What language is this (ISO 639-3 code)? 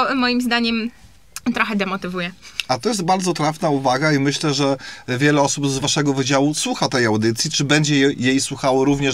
pol